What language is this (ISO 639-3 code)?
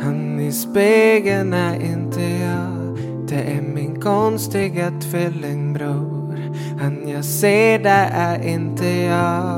swe